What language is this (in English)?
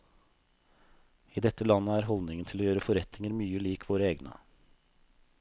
Norwegian